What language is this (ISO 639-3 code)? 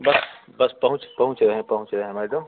hin